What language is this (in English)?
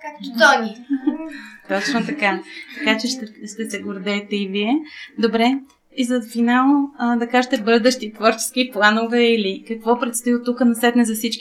Bulgarian